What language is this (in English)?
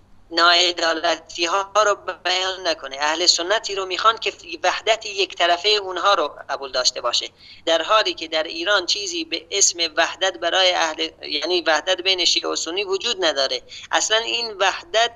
Persian